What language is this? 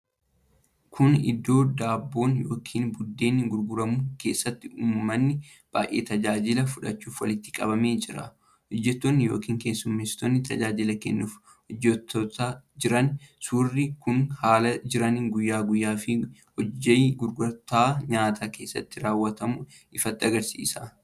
Oromo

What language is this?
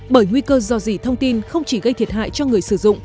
Vietnamese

